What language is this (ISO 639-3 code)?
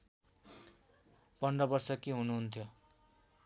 nep